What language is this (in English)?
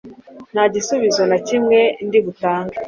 Kinyarwanda